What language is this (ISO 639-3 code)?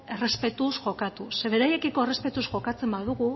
eus